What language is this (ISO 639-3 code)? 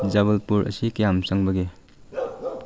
mni